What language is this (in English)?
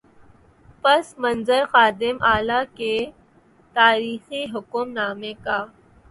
Urdu